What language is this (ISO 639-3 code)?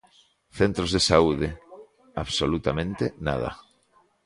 glg